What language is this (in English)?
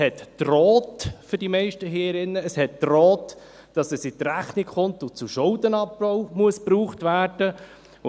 Swiss German